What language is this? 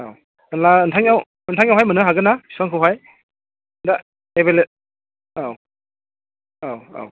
Bodo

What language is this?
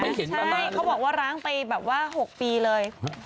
Thai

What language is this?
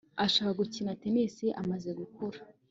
Kinyarwanda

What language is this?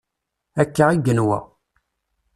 Kabyle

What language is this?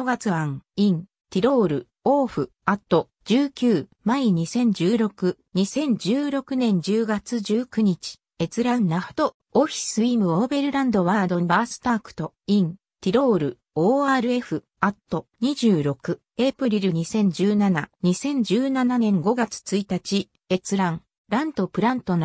Japanese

